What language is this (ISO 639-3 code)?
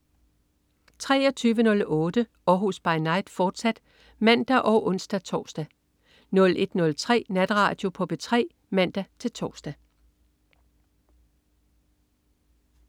dan